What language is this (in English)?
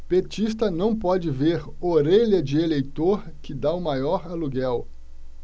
Portuguese